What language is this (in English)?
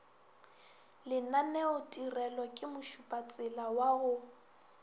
Northern Sotho